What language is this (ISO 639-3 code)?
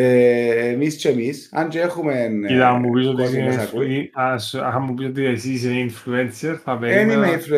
ell